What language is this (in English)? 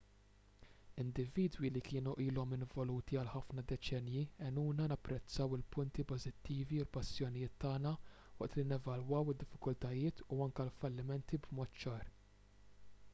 Maltese